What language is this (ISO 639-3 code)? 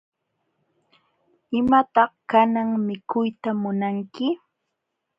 qxw